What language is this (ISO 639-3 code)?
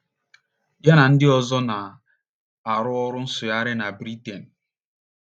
ibo